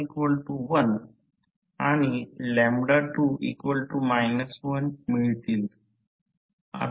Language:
Marathi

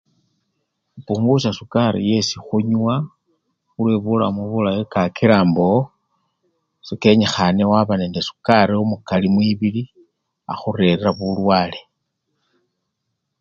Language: Luyia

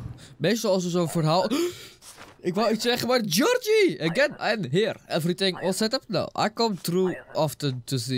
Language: Dutch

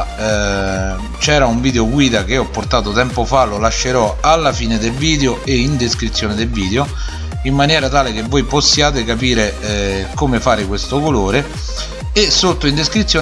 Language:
Italian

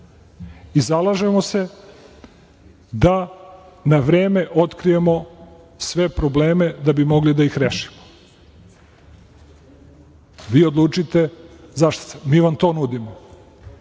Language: Serbian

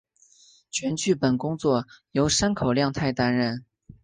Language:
Chinese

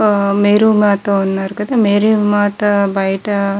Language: Telugu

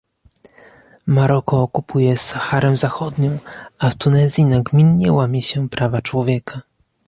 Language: Polish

